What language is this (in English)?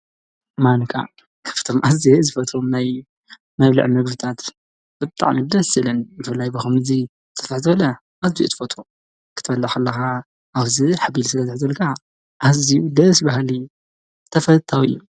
Tigrinya